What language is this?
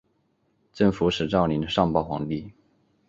Chinese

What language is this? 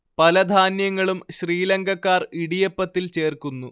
Malayalam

